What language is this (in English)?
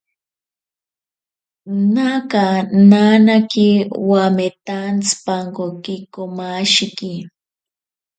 Ashéninka Perené